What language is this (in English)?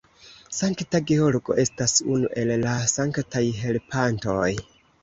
Esperanto